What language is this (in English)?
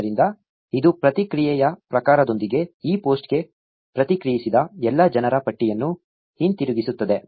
Kannada